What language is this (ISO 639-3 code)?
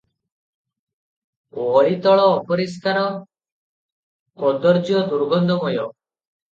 ori